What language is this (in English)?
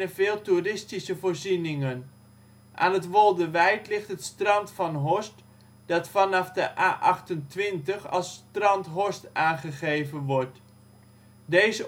Dutch